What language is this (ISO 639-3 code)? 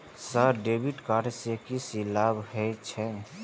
mai